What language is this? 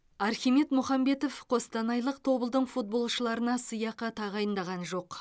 Kazakh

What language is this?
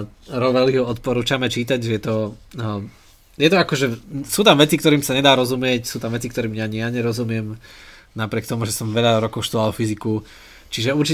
Slovak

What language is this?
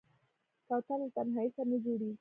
Pashto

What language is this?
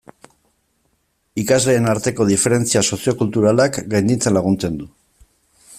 Basque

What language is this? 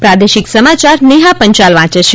Gujarati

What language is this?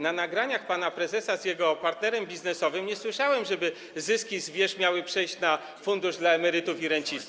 Polish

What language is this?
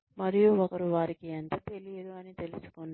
Telugu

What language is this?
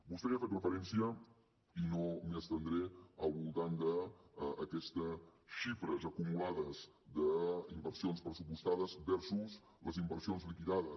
Catalan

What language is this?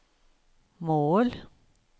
Swedish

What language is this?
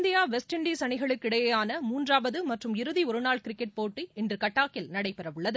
Tamil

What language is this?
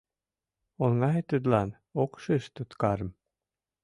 Mari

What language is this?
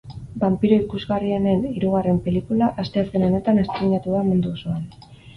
Basque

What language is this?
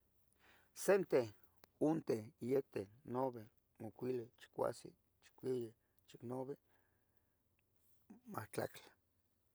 Tetelcingo Nahuatl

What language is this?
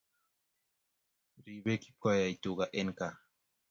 Kalenjin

